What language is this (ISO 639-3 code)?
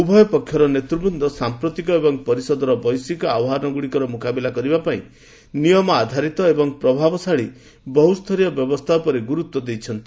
ori